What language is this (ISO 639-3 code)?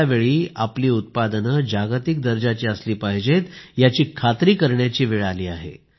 mar